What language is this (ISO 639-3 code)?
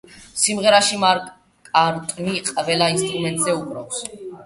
kat